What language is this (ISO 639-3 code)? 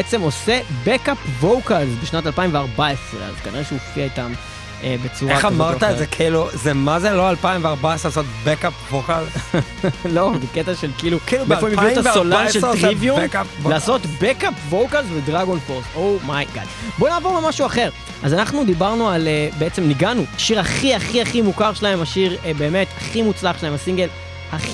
heb